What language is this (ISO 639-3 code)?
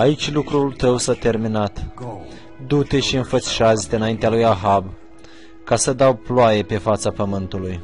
ron